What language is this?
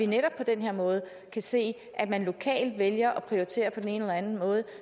Danish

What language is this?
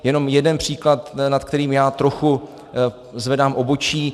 Czech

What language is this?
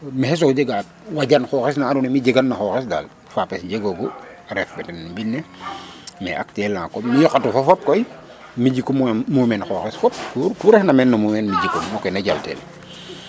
Serer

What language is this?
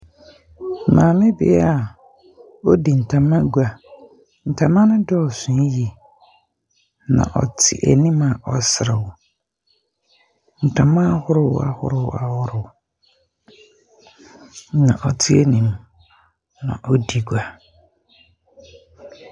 Akan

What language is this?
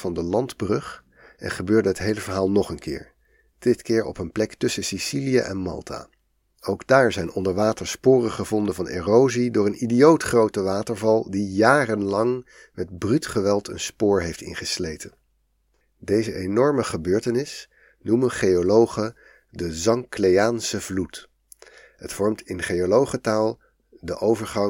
Dutch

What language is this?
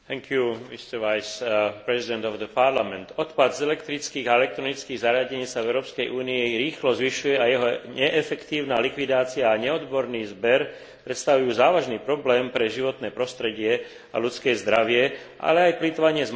Slovak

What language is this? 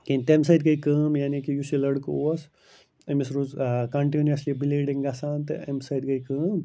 Kashmiri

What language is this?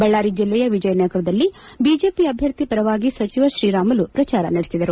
Kannada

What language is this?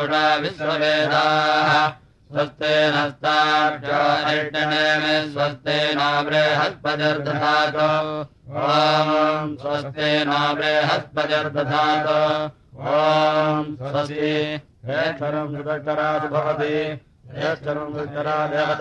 Thai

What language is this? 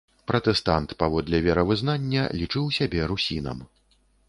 Belarusian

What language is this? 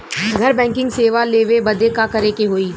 Bhojpuri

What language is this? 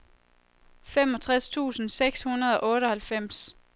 Danish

